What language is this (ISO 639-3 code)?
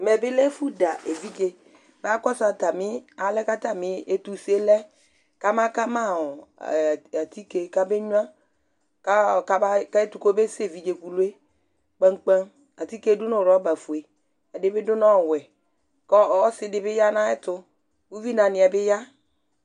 kpo